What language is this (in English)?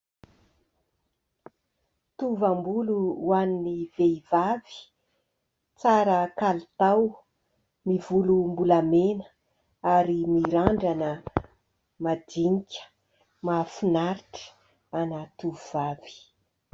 Malagasy